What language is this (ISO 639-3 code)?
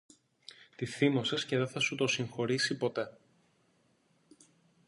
ell